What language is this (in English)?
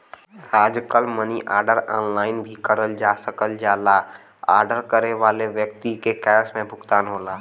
Bhojpuri